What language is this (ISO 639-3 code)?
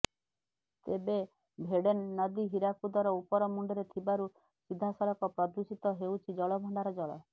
ori